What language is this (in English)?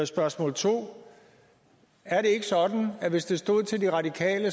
Danish